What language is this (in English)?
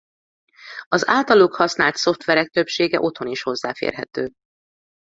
Hungarian